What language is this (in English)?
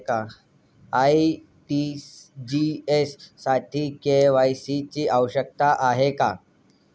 Marathi